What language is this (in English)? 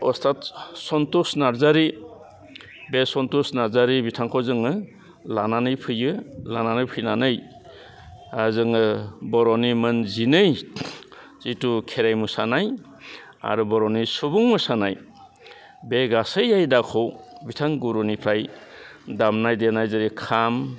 Bodo